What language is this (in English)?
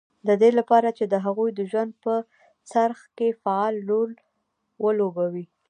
Pashto